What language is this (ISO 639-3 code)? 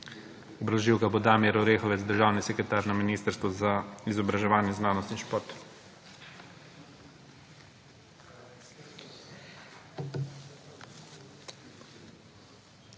slv